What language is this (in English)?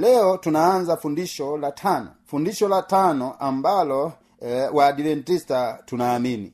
Swahili